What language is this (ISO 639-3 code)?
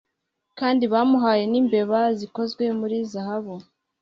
kin